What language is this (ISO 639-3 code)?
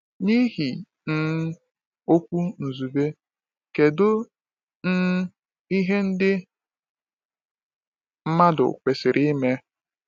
ibo